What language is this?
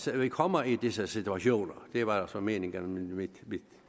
Danish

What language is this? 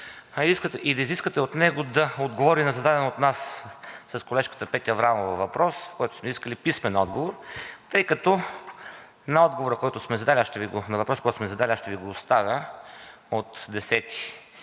Bulgarian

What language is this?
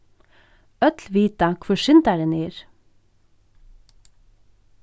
Faroese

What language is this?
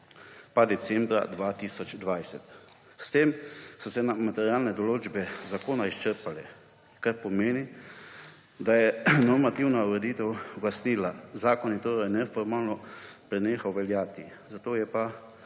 Slovenian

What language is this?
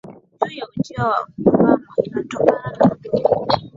Swahili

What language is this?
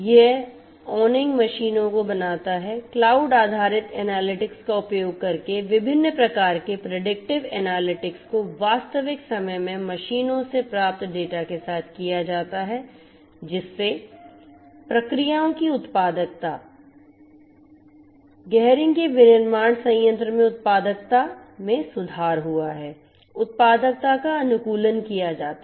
Hindi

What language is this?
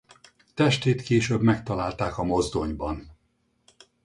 Hungarian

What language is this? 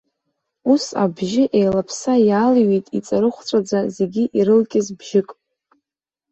Abkhazian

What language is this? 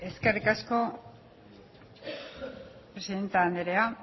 Basque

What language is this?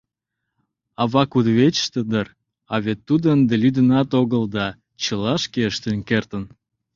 Mari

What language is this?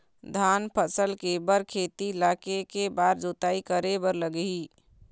Chhattisgarhi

